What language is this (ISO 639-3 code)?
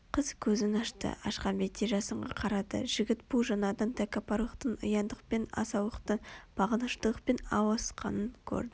kaz